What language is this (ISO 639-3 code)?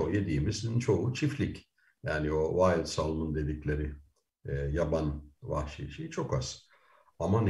tur